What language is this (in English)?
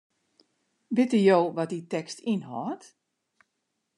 Western Frisian